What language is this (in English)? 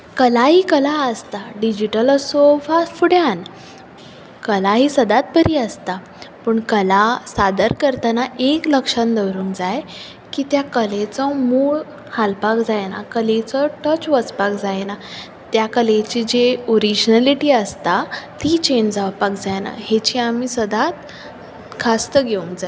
Konkani